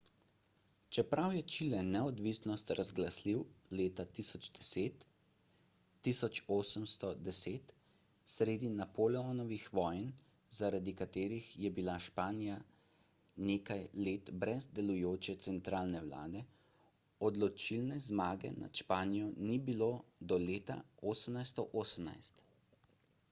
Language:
Slovenian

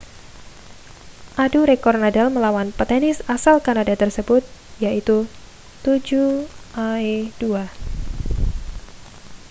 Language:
Indonesian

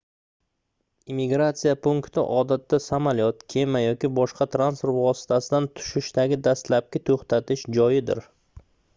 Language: Uzbek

